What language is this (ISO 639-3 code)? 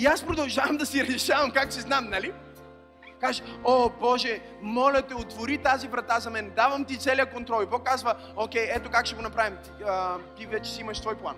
bul